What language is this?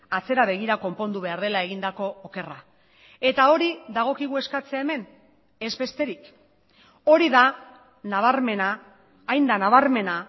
Basque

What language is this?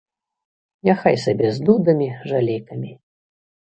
Belarusian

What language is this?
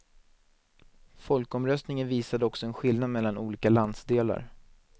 Swedish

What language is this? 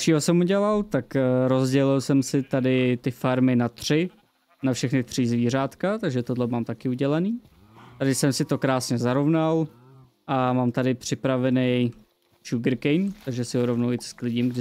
Czech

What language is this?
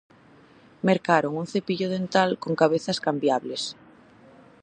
Galician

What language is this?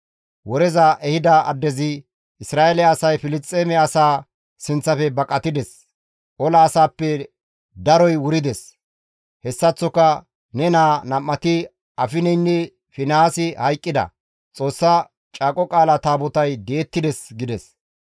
Gamo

